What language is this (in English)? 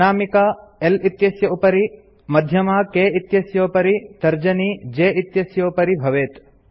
Sanskrit